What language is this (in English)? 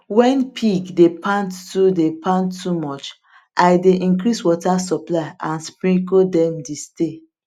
Nigerian Pidgin